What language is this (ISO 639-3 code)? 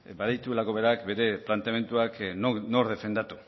eus